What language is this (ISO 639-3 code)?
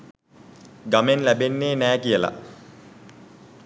sin